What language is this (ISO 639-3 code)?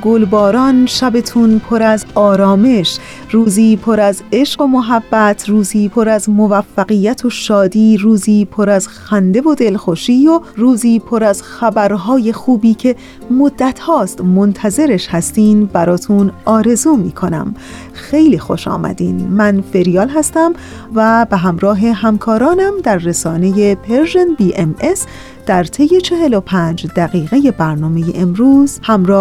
fas